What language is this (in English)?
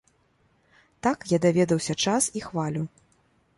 Belarusian